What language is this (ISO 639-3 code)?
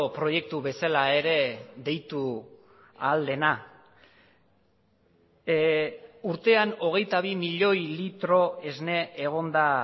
eus